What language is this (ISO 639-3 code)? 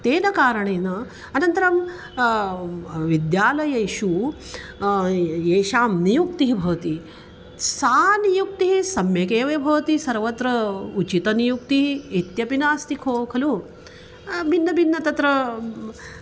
san